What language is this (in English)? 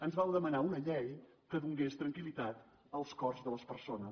Catalan